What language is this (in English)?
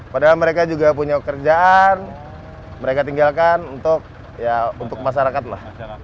Indonesian